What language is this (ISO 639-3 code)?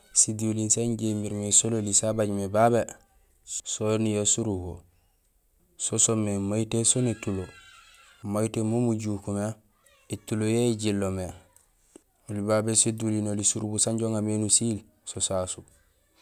gsl